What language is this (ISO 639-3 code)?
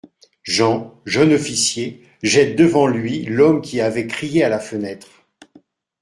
fra